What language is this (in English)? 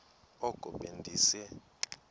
Xhosa